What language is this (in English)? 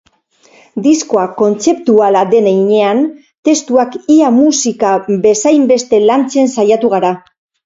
Basque